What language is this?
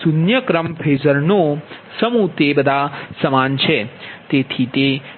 Gujarati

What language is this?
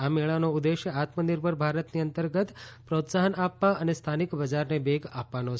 Gujarati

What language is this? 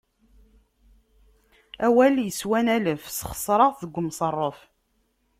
Kabyle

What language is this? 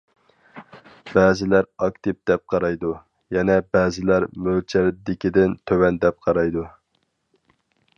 Uyghur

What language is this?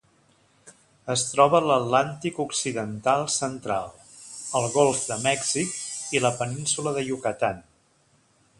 Catalan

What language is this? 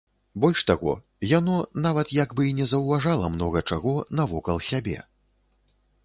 Belarusian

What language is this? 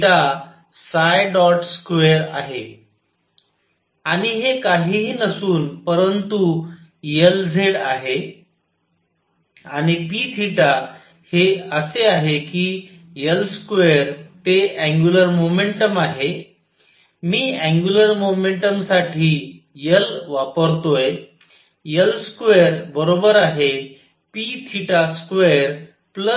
Marathi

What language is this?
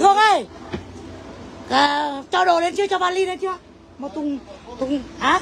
Vietnamese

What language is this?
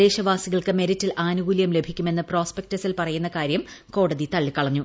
Malayalam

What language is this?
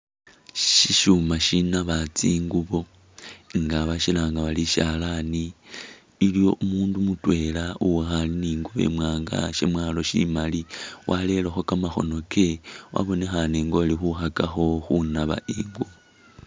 Masaaba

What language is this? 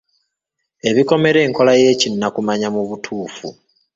Ganda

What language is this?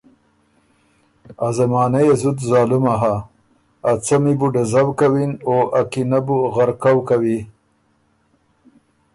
Ormuri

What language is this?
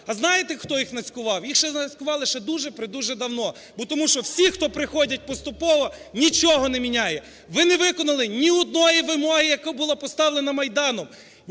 Ukrainian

